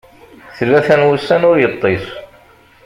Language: Kabyle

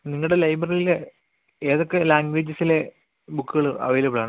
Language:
Malayalam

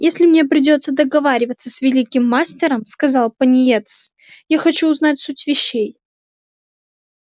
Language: Russian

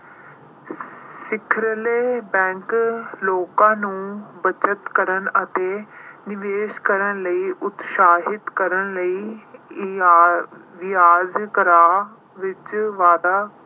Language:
Punjabi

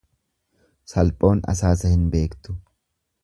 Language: Oromo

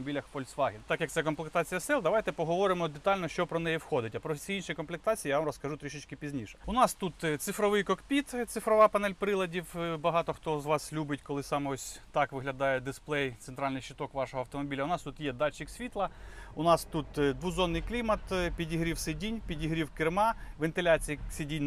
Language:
Ukrainian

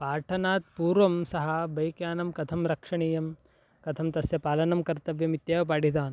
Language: Sanskrit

